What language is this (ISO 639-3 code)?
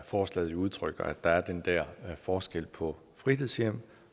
dan